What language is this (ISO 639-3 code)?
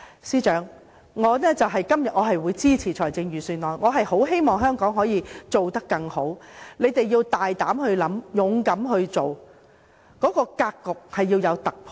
yue